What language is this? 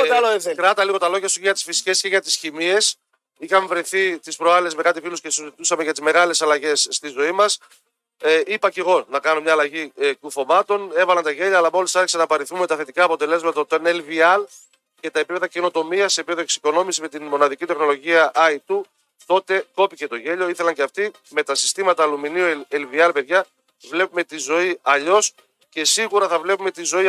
Greek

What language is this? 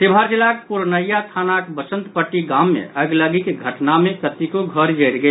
Maithili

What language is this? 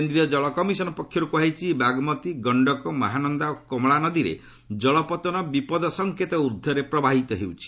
Odia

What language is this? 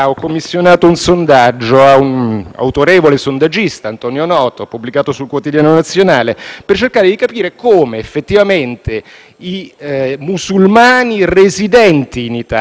Italian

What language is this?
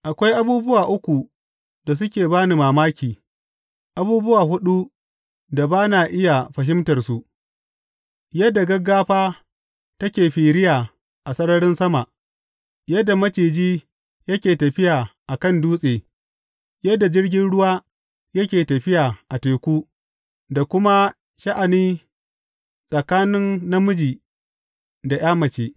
Hausa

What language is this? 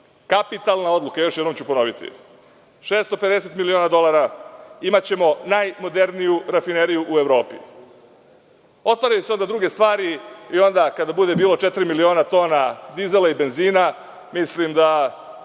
Serbian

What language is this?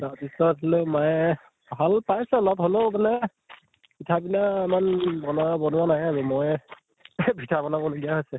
Assamese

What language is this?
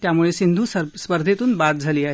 Marathi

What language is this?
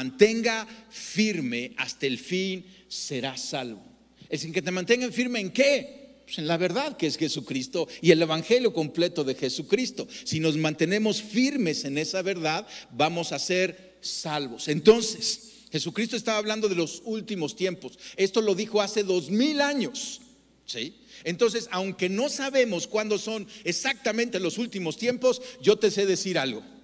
Spanish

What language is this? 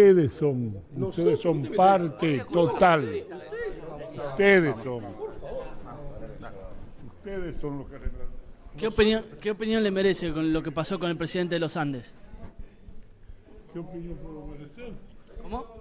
Spanish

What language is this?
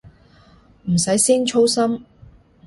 Cantonese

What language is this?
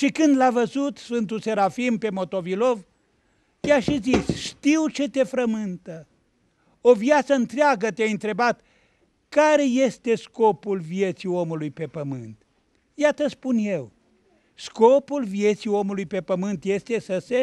Romanian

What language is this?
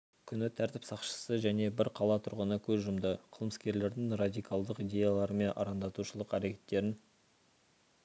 Kazakh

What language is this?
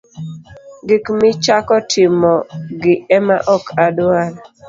Luo (Kenya and Tanzania)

